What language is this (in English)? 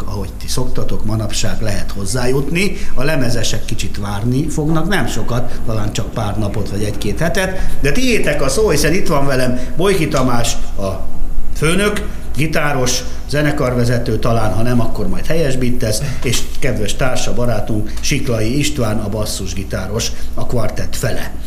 Hungarian